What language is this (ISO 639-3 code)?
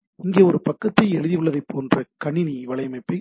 tam